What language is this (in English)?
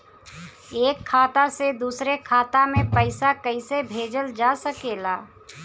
Bhojpuri